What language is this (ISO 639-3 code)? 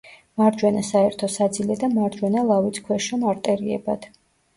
kat